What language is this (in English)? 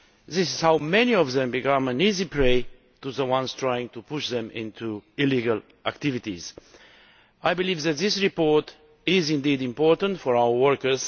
English